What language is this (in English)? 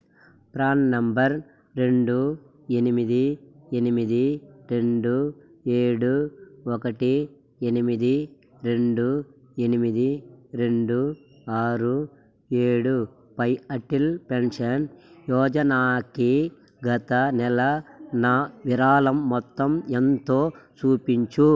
Telugu